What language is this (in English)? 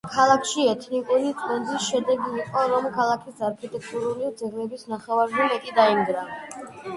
Georgian